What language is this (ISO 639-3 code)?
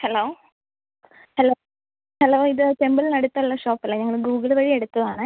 mal